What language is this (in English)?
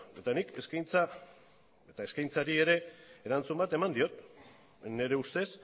Basque